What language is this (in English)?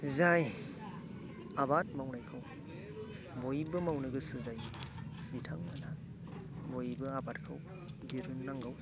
Bodo